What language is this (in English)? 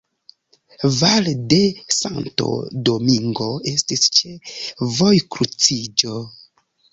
Esperanto